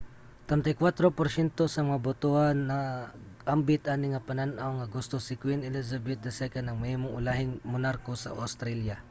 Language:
Cebuano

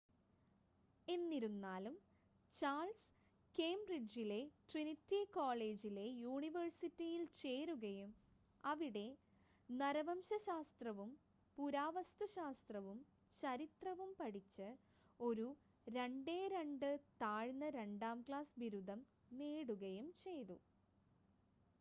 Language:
Malayalam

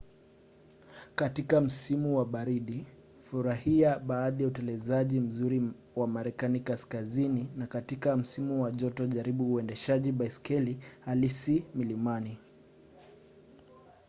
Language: Swahili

